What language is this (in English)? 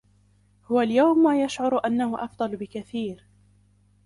Arabic